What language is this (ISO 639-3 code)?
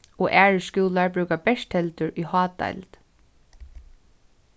fao